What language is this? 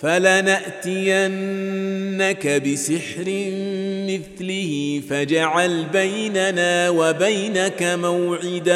Arabic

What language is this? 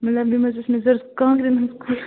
Kashmiri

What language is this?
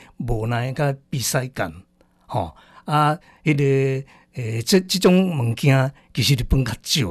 Chinese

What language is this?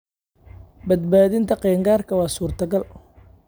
Somali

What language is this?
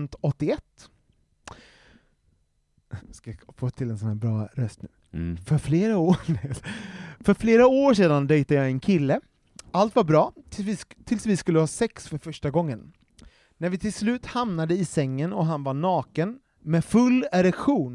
Swedish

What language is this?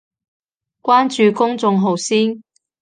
Cantonese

